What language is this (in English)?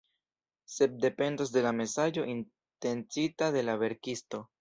Esperanto